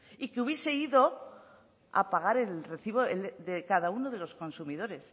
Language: Spanish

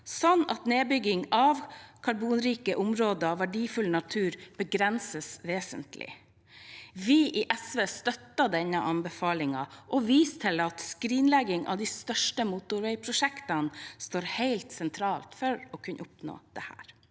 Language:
Norwegian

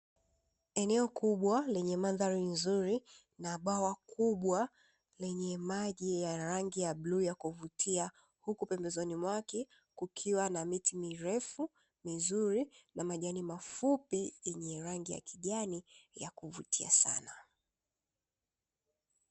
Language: Swahili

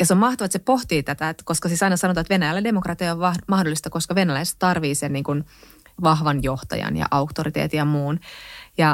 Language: Finnish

